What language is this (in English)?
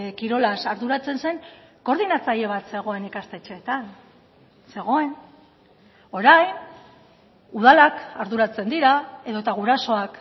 Basque